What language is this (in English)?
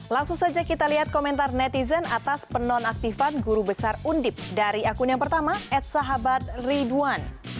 Indonesian